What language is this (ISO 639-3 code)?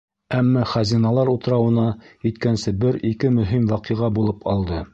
bak